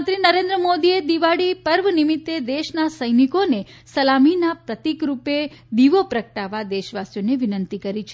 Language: Gujarati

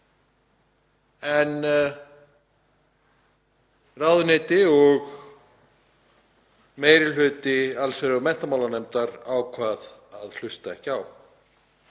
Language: Icelandic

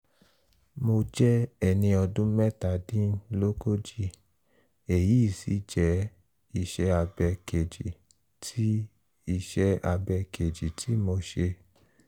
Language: Yoruba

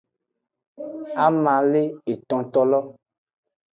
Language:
Aja (Benin)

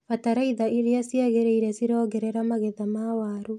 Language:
Kikuyu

